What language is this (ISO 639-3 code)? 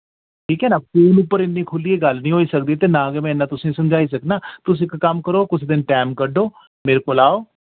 doi